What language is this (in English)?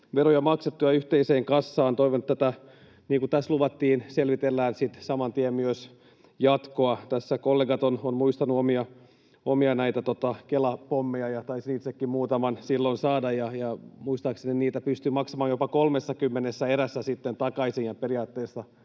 Finnish